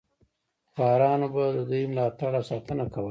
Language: Pashto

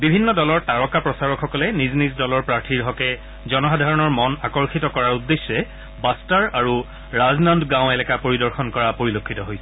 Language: Assamese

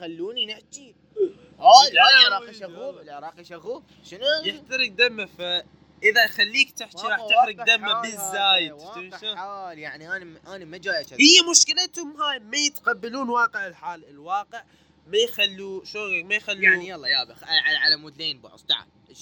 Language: Arabic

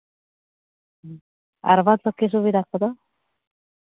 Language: Santali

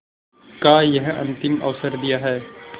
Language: Hindi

